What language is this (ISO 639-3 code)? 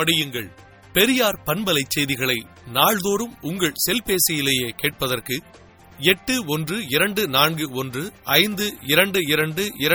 tam